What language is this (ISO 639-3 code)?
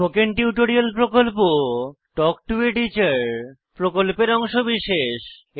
ben